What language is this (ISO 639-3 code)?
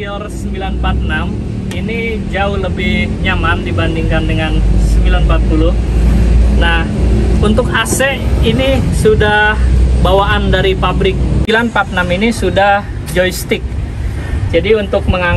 ind